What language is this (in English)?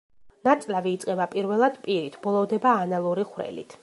Georgian